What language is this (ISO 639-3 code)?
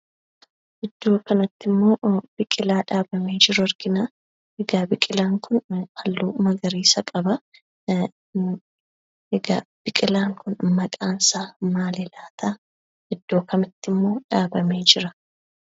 orm